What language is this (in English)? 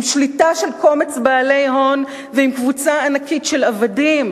Hebrew